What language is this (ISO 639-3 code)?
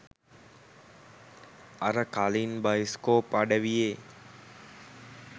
sin